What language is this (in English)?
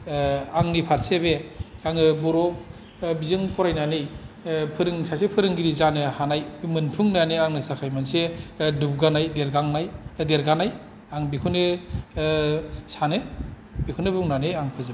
Bodo